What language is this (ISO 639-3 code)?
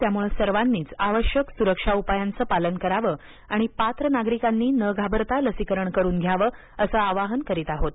mar